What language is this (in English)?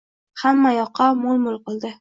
Uzbek